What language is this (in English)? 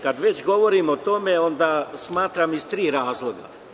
Serbian